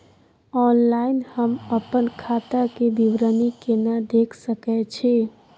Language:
Maithili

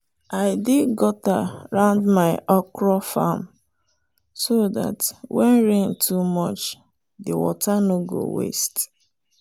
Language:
Nigerian Pidgin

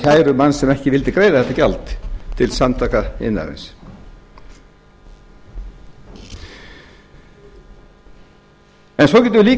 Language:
Icelandic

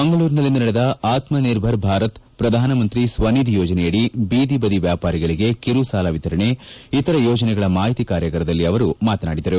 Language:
Kannada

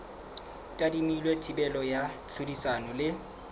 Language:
Southern Sotho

